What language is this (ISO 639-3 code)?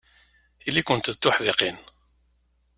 kab